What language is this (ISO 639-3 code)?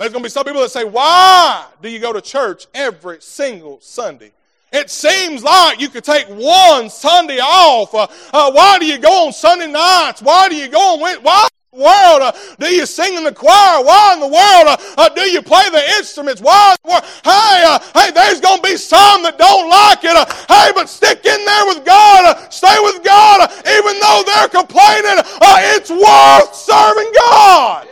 eng